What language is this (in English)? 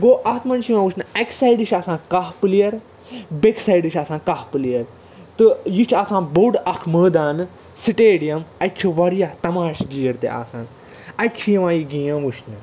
Kashmiri